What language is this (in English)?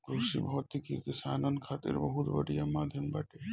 Bhojpuri